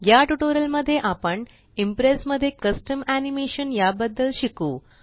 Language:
Marathi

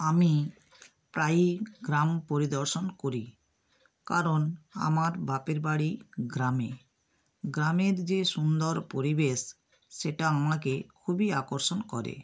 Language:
Bangla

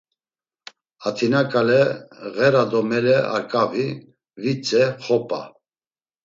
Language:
Laz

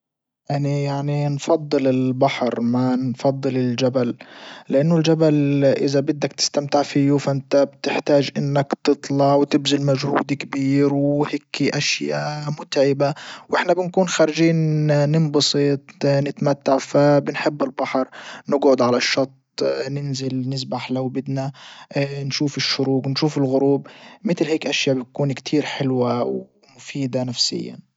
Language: Libyan Arabic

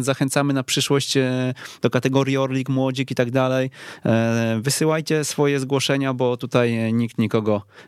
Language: Polish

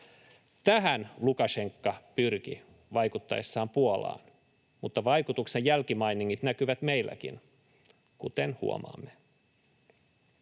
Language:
Finnish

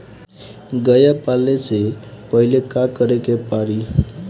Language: Bhojpuri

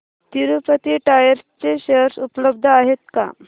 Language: Marathi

